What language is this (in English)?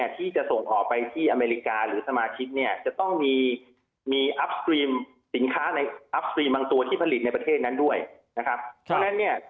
Thai